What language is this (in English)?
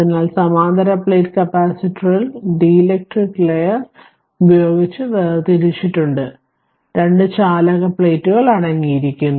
Malayalam